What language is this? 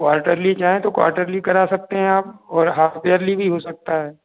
Hindi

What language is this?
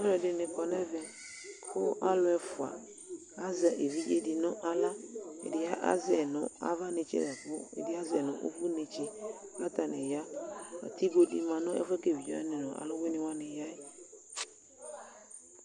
Ikposo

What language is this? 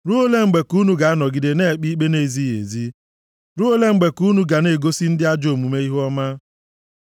Igbo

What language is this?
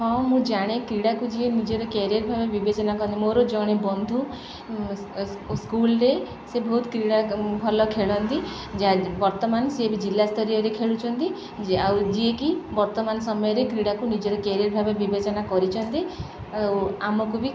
Odia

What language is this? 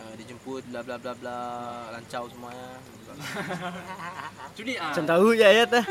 Malay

